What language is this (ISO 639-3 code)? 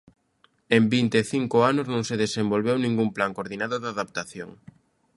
glg